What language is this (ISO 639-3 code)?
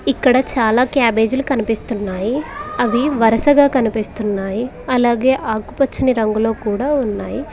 tel